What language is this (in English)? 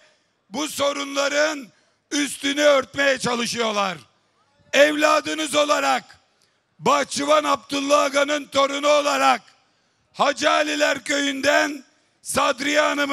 Turkish